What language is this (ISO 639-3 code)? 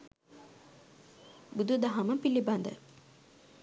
sin